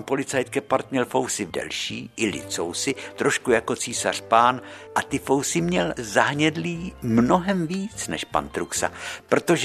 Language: Czech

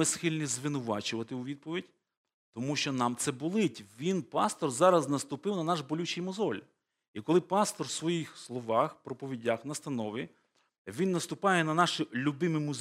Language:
Ukrainian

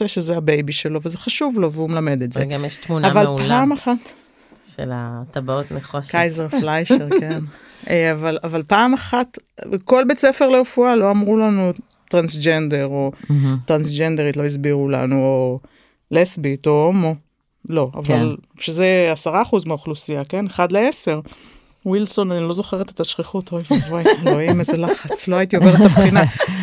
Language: Hebrew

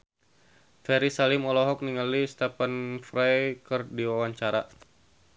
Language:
Sundanese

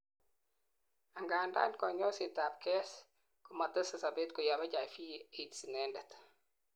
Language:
Kalenjin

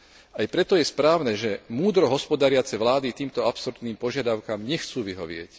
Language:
Slovak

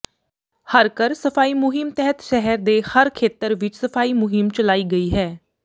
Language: Punjabi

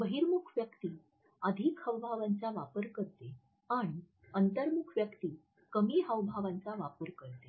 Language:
Marathi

